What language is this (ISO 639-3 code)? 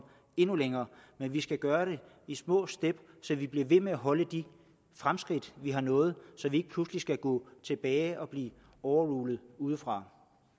dan